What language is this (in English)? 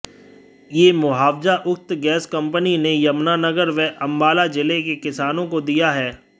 Hindi